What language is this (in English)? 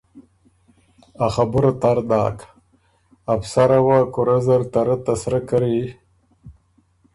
Ormuri